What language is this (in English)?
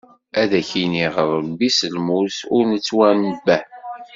Kabyle